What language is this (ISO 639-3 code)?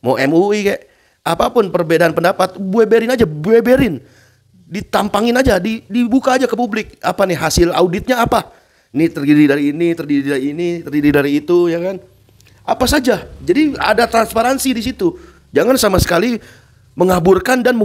ind